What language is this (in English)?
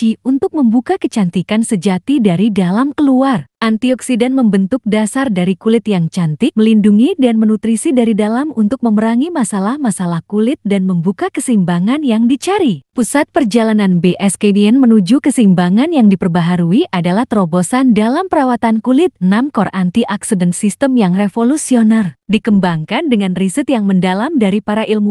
Indonesian